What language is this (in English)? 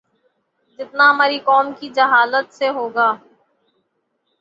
Urdu